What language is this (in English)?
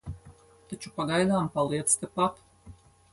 Latvian